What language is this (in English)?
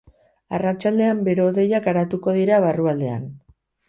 Basque